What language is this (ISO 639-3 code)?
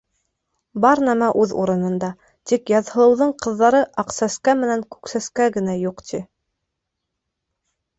bak